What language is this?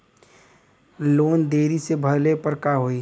Bhojpuri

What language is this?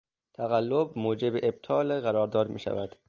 Persian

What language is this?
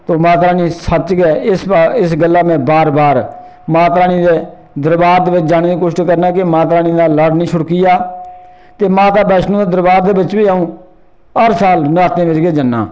Dogri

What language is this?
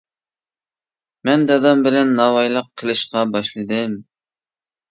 Uyghur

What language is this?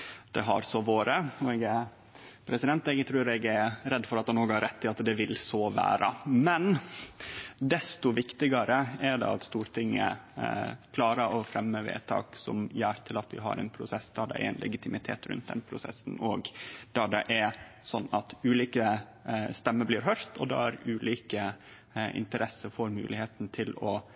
Norwegian Nynorsk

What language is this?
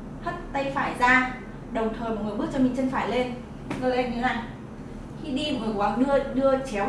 Vietnamese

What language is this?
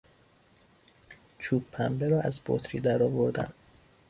Persian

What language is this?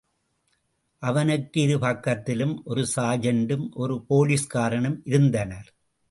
Tamil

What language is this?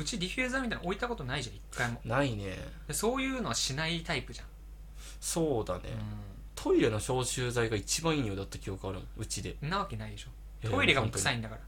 Japanese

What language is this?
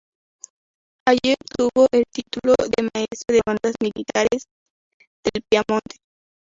Spanish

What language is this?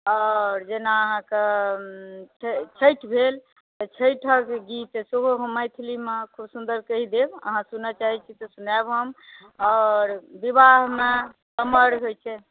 Maithili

